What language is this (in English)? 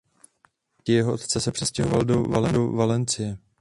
Czech